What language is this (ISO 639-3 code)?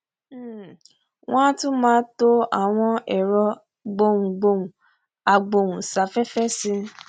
yor